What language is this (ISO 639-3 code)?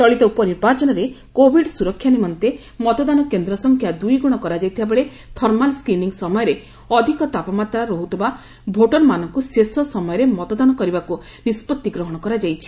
ori